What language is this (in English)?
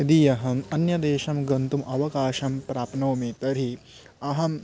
Sanskrit